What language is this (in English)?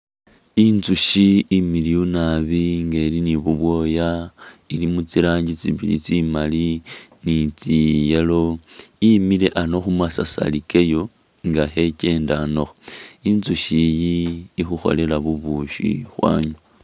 Masaaba